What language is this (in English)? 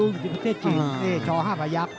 Thai